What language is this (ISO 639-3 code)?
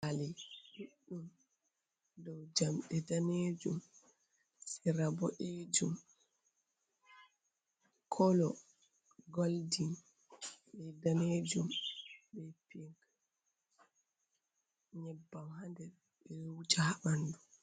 ful